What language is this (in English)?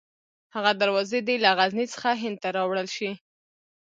Pashto